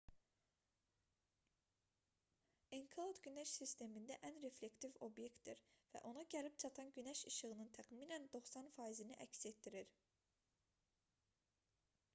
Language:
Azerbaijani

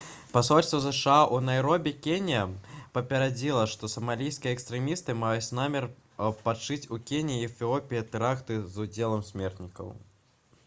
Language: Belarusian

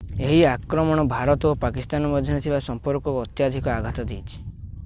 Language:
Odia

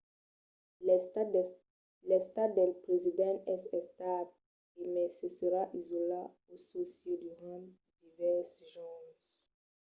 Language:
Occitan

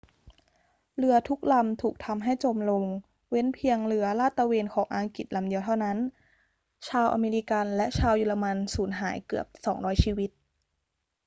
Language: Thai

